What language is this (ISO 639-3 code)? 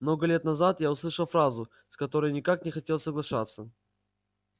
rus